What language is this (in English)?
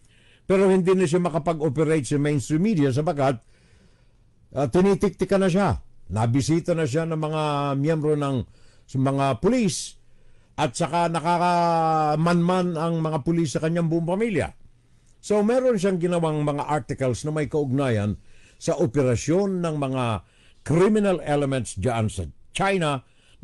Filipino